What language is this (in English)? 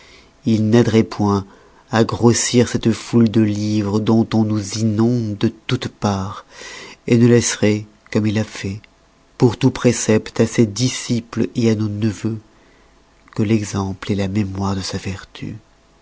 French